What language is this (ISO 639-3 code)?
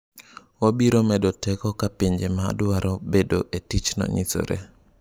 luo